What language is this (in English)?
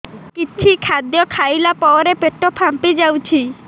Odia